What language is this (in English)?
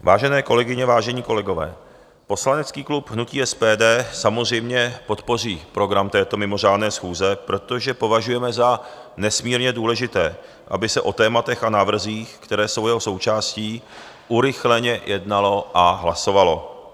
Czech